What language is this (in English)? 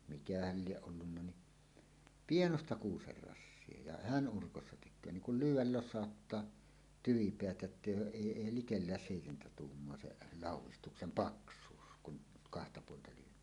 Finnish